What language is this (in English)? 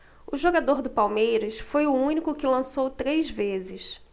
Portuguese